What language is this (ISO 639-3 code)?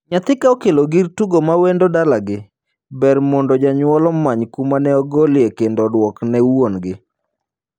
luo